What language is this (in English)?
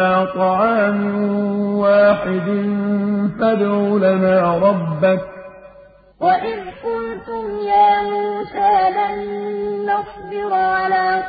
Arabic